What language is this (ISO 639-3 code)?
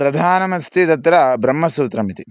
san